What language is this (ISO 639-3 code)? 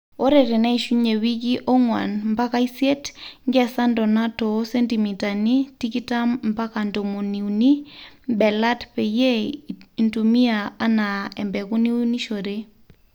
mas